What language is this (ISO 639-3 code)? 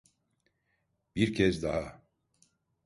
tur